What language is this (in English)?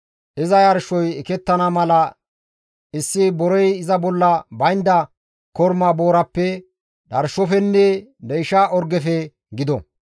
Gamo